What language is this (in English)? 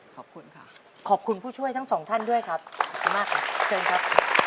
Thai